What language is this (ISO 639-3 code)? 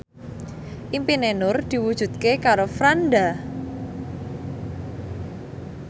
jav